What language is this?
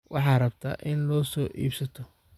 Somali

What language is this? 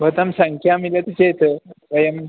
Sanskrit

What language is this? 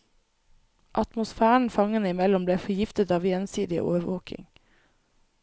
Norwegian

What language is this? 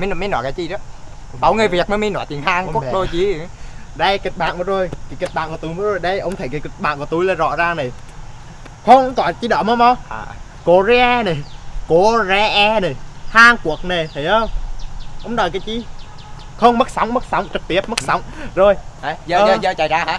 Vietnamese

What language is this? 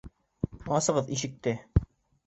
Bashkir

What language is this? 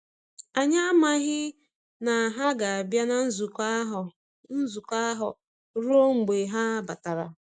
Igbo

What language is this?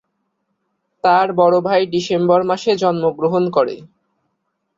Bangla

